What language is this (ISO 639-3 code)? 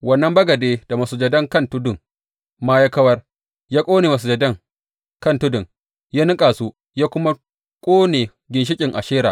hau